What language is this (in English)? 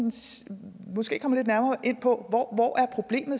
Danish